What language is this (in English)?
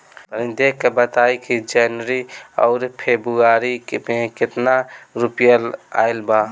Bhojpuri